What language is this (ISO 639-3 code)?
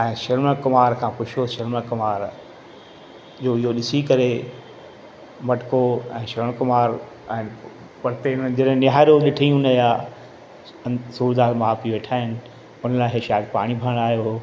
snd